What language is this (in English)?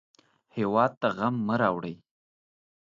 Pashto